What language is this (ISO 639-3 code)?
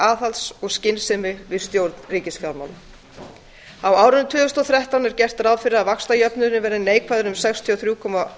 isl